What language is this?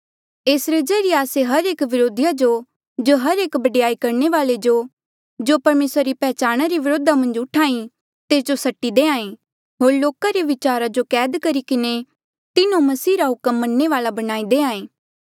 Mandeali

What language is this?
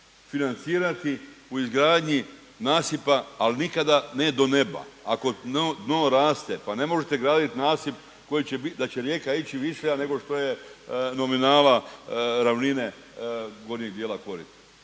Croatian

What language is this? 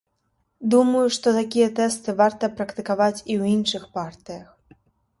Belarusian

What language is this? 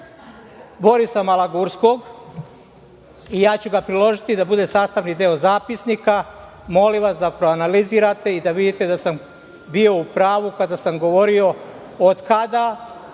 Serbian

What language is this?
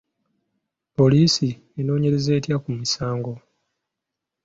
Ganda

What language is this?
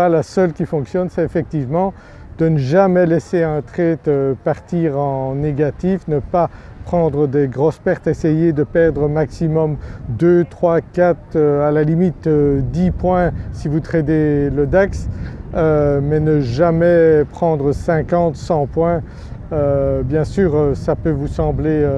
French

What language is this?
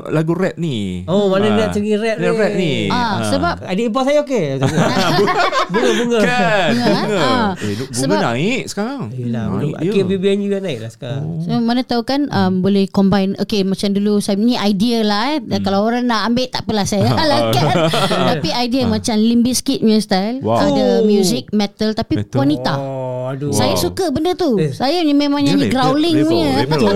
Malay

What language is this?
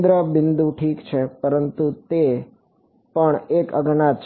Gujarati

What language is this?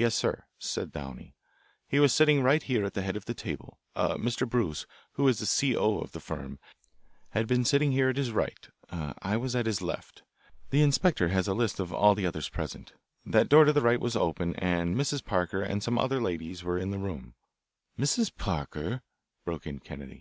English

